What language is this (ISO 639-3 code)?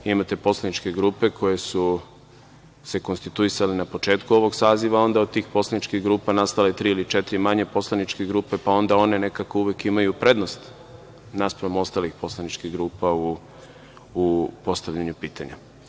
srp